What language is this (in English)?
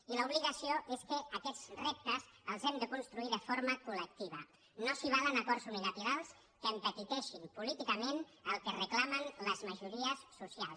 Catalan